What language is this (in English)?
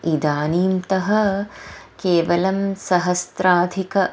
Sanskrit